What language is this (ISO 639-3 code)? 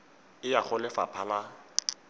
tsn